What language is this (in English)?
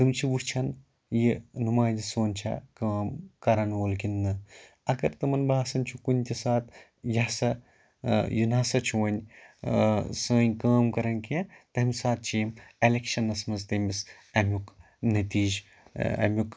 Kashmiri